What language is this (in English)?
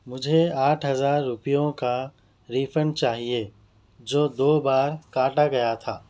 Urdu